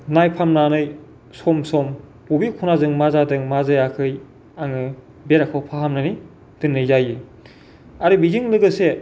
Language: Bodo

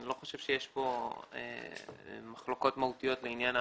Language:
Hebrew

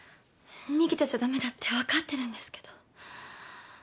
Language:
Japanese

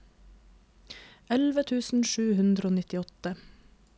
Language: Norwegian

